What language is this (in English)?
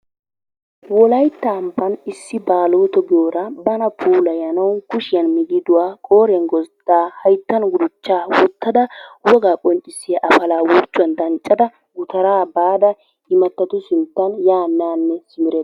Wolaytta